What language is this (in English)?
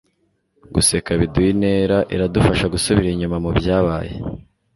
Kinyarwanda